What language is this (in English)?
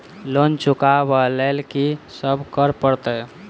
Maithili